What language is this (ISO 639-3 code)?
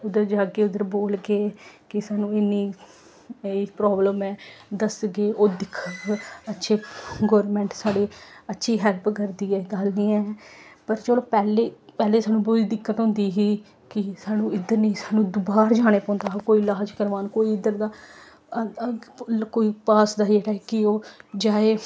doi